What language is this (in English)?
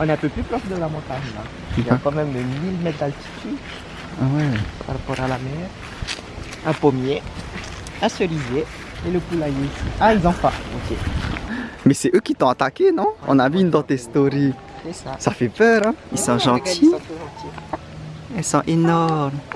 French